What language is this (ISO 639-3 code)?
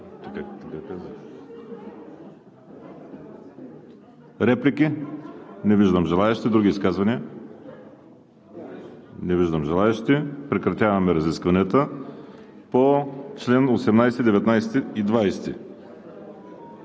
bul